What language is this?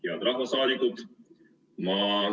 Estonian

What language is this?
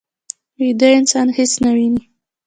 Pashto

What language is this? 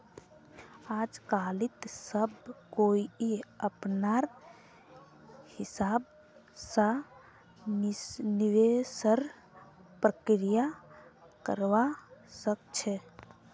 Magahi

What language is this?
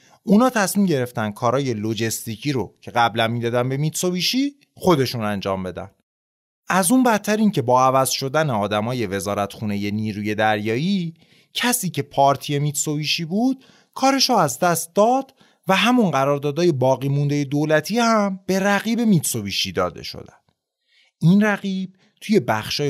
Persian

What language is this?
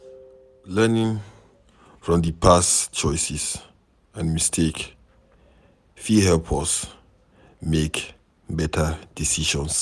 Nigerian Pidgin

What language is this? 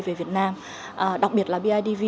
Vietnamese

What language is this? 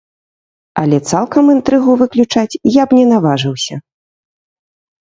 Belarusian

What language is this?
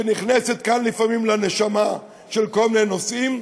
Hebrew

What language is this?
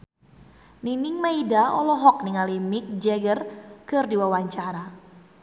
Sundanese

